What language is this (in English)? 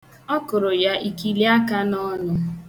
Igbo